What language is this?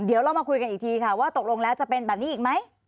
Thai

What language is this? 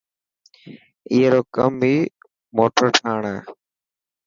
Dhatki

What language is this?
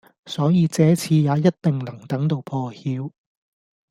Cantonese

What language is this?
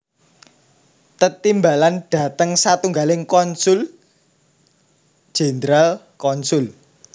Javanese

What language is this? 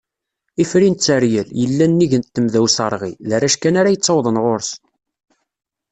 Kabyle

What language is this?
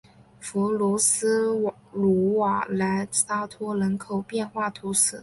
Chinese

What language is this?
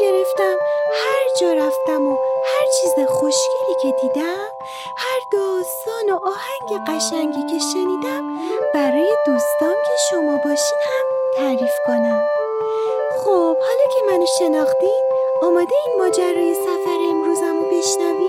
Persian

